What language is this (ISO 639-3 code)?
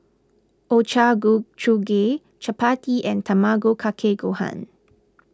eng